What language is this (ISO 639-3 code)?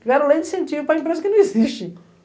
por